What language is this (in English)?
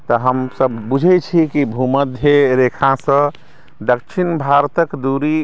Maithili